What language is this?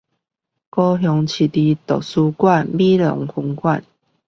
Chinese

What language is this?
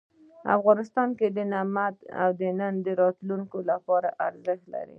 Pashto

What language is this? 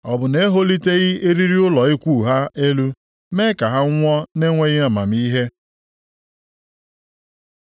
Igbo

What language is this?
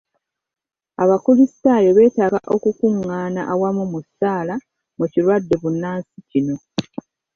Ganda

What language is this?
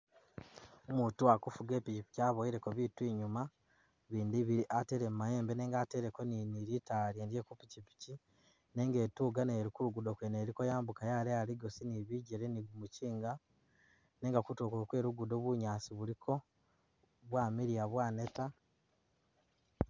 Masaaba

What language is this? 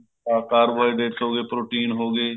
Punjabi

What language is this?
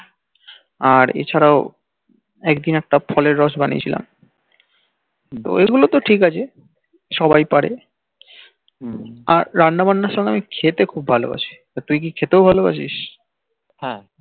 Bangla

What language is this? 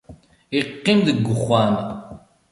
Kabyle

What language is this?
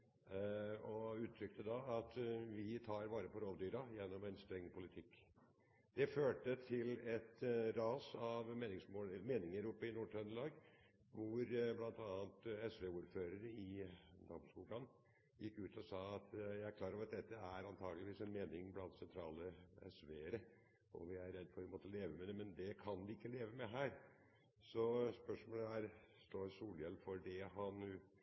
Norwegian Nynorsk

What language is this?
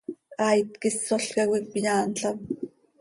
Seri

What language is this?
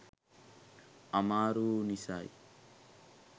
Sinhala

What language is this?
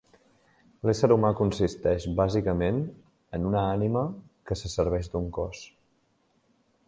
Catalan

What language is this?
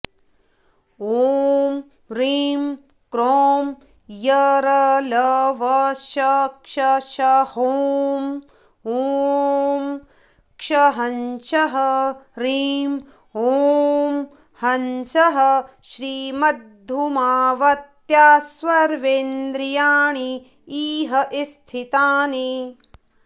Sanskrit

